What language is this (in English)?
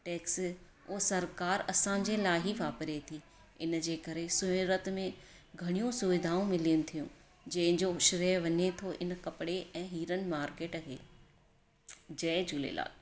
Sindhi